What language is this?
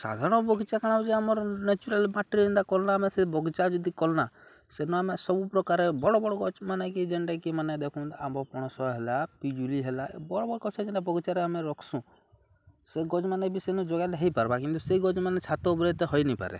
Odia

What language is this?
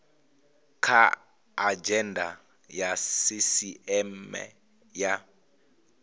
Venda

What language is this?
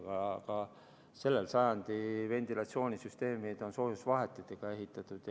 Estonian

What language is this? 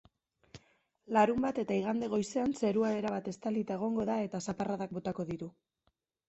Basque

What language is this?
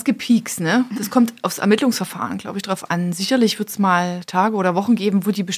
German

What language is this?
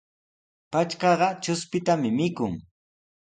Sihuas Ancash Quechua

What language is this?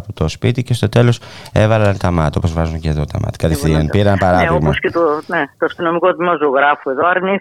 Greek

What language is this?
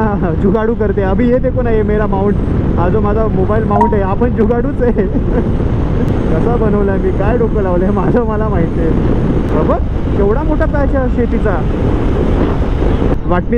Hindi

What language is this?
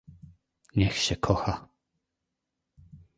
Polish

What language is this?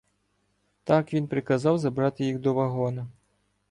Ukrainian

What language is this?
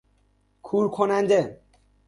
Persian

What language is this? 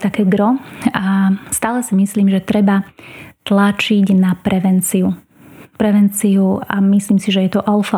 Slovak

